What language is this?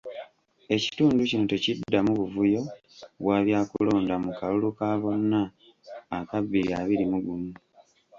Ganda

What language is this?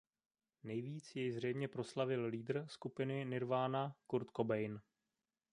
Czech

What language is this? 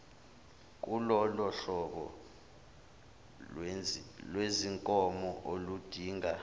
Zulu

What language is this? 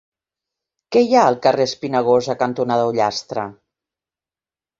Catalan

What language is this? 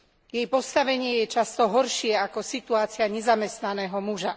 Slovak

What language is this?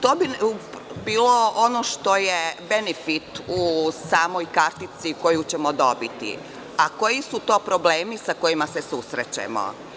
Serbian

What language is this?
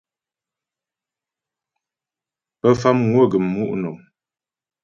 Ghomala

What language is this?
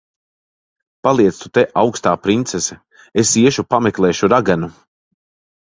Latvian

